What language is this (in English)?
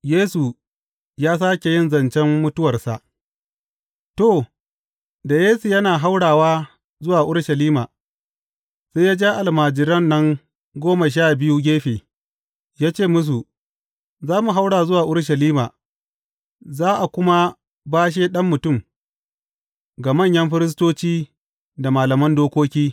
Hausa